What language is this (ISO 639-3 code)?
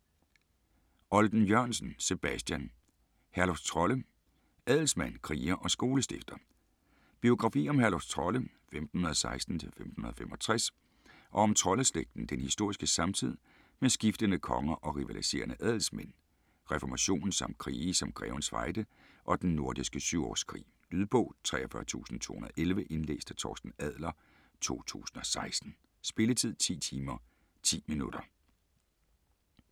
dan